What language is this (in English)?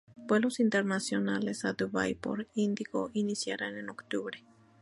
Spanish